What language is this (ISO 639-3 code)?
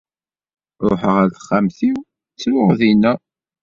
kab